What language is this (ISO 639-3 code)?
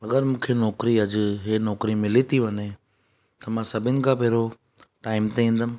snd